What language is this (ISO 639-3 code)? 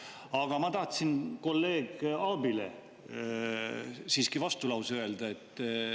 est